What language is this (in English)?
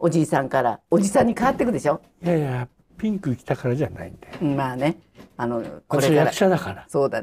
Japanese